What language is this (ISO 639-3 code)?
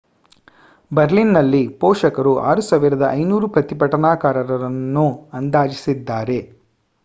kan